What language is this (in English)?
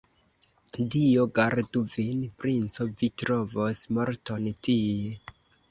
Esperanto